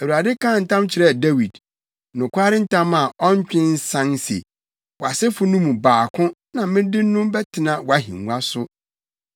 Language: Akan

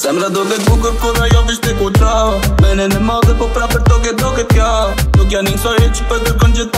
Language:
Arabic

